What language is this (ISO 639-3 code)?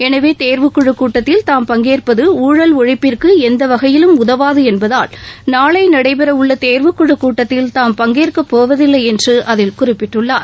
tam